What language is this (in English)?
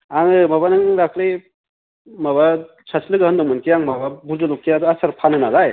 Bodo